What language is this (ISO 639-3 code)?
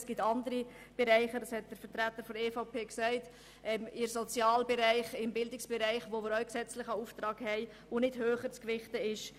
gsw